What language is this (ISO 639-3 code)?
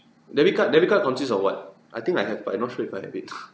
eng